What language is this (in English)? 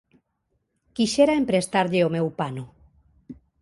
Galician